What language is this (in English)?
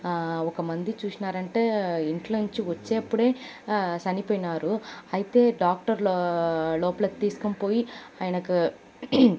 Telugu